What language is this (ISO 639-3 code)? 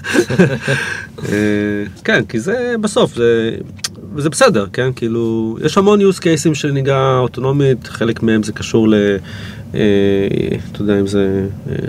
heb